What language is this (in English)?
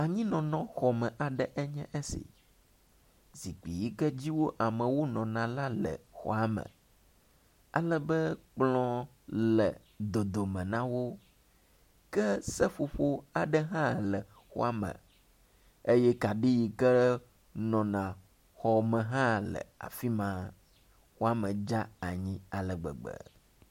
Ewe